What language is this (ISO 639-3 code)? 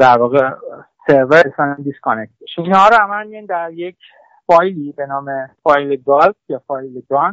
fas